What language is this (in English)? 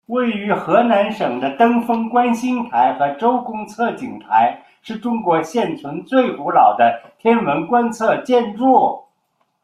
Chinese